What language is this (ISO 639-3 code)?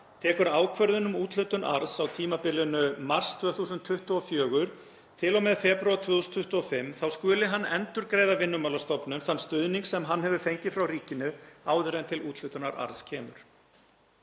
isl